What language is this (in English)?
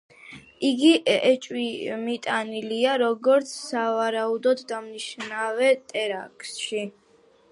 Georgian